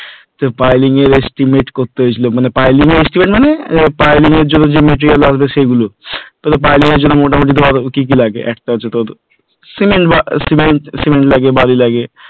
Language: Bangla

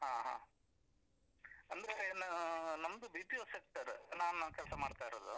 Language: Kannada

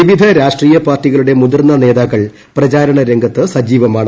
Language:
Malayalam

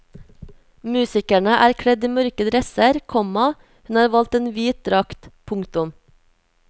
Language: Norwegian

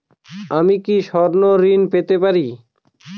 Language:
Bangla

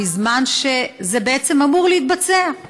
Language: Hebrew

